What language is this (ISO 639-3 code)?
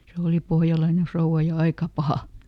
fin